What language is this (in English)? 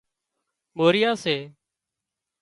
Wadiyara Koli